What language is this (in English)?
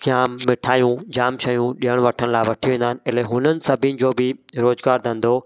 Sindhi